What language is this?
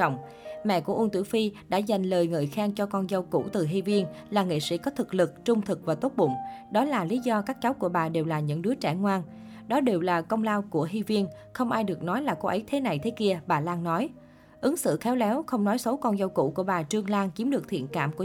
Vietnamese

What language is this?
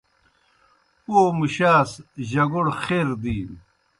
Kohistani Shina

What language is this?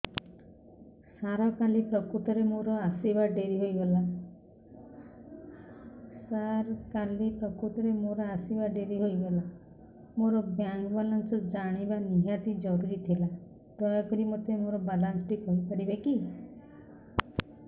Odia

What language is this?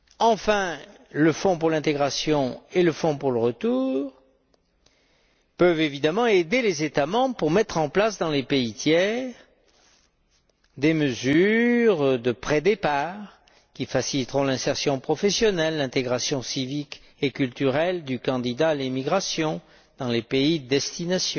French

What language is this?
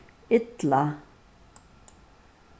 Faroese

